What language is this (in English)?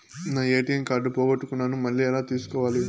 Telugu